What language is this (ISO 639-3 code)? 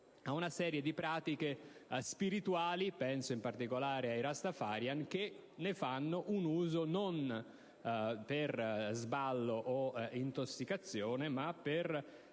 ita